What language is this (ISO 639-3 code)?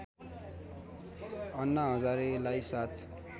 nep